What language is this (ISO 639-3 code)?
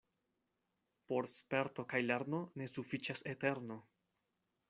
epo